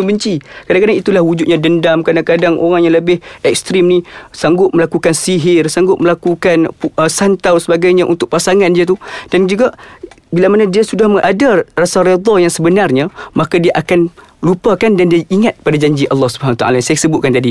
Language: Malay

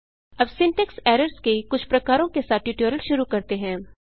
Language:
Hindi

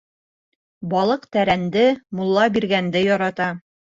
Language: Bashkir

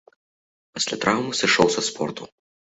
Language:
Belarusian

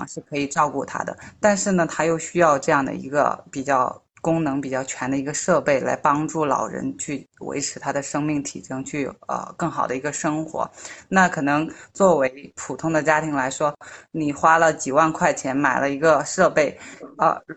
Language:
Chinese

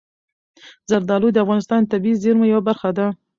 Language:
Pashto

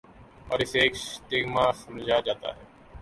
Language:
Urdu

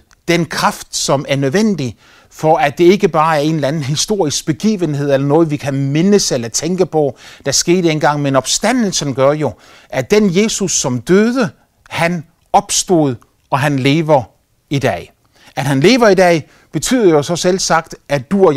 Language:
Danish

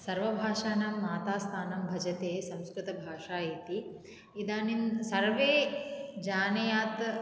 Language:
Sanskrit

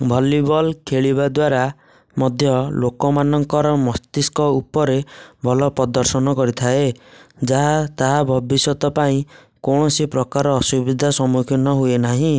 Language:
Odia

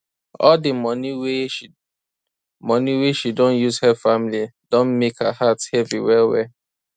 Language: Nigerian Pidgin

